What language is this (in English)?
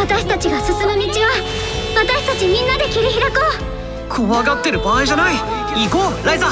Japanese